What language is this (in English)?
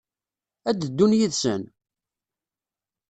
Kabyle